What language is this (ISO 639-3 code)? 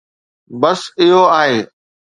snd